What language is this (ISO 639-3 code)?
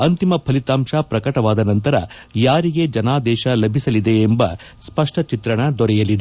kan